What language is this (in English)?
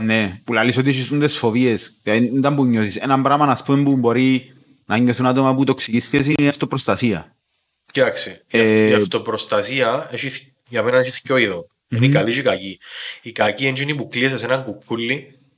Greek